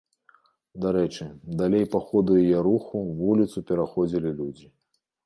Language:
Belarusian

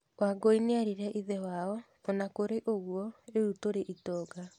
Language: Kikuyu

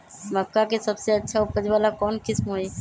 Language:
Magahi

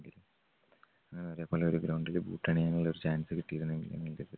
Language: Malayalam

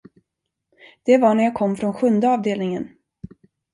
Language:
Swedish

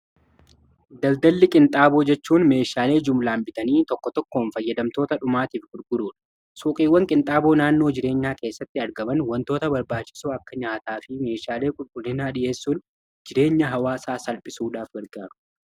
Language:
Oromo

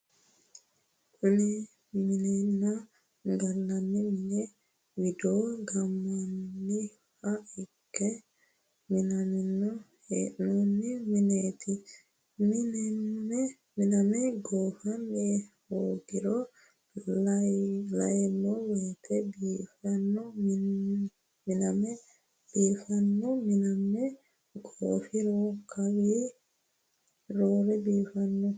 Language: Sidamo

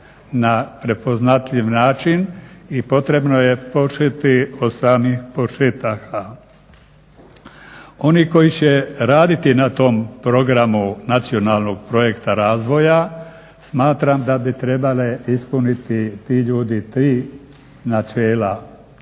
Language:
Croatian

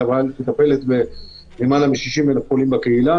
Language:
Hebrew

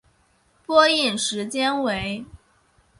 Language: Chinese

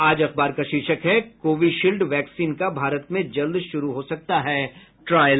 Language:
Hindi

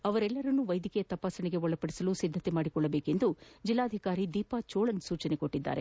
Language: Kannada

